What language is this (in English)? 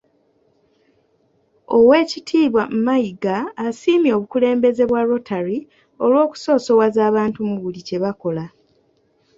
Ganda